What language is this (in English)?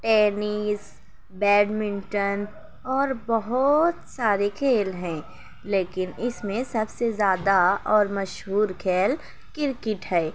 Urdu